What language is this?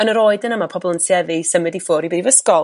Welsh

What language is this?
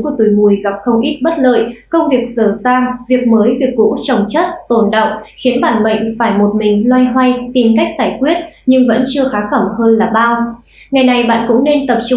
Vietnamese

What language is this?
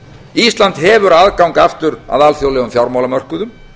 Icelandic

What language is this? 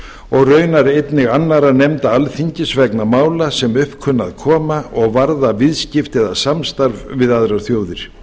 Icelandic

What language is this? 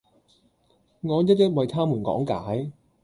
Cantonese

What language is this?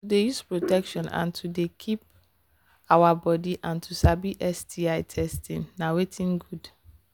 Nigerian Pidgin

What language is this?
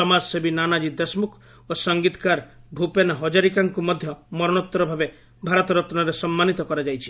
Odia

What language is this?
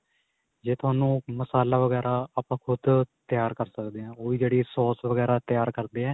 Punjabi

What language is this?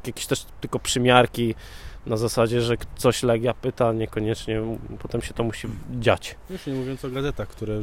Polish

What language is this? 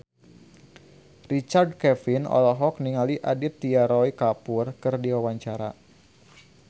Sundanese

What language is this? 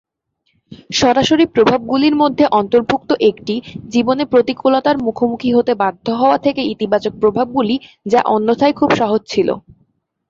Bangla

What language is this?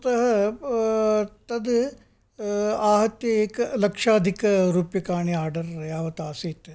Sanskrit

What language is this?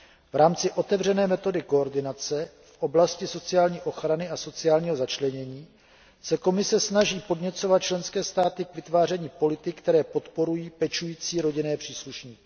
Czech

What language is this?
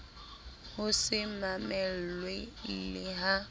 Southern Sotho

